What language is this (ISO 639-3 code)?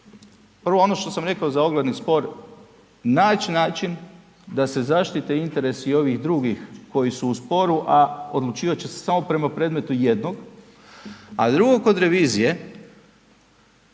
hrv